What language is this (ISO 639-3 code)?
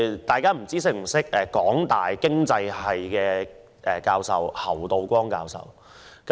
yue